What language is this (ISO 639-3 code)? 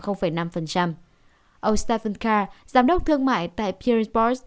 vie